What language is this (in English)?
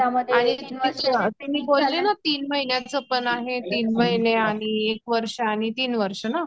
Marathi